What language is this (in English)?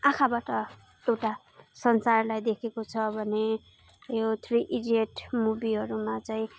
Nepali